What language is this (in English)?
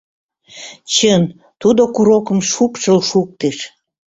Mari